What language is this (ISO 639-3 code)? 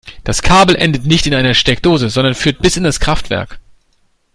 deu